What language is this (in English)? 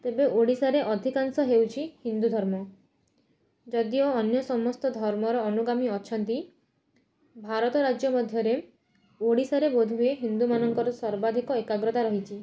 Odia